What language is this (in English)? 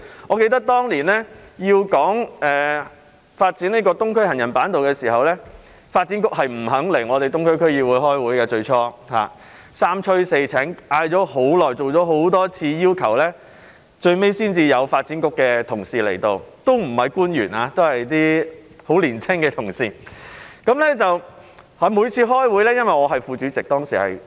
Cantonese